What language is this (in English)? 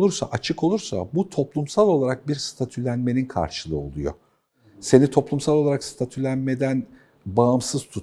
Turkish